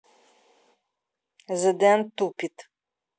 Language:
Russian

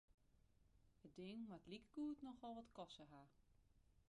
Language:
Western Frisian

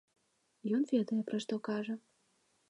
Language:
Belarusian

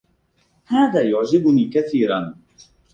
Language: Arabic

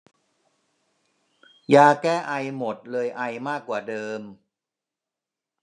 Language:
Thai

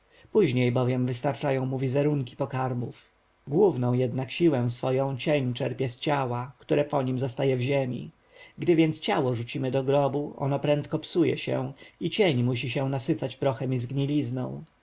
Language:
Polish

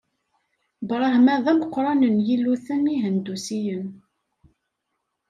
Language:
Kabyle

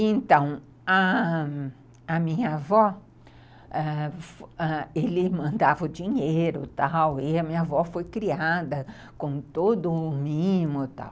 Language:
Portuguese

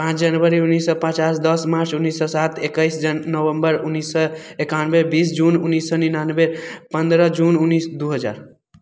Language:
Maithili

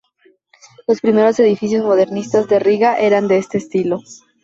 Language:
Spanish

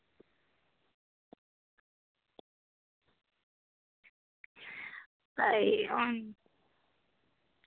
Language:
Dogri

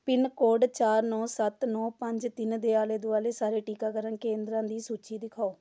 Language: Punjabi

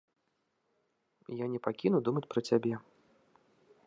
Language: Belarusian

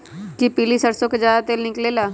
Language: Magahi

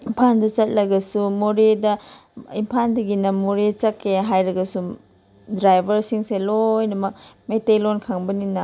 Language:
Manipuri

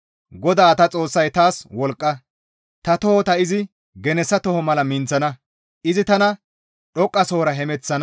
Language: Gamo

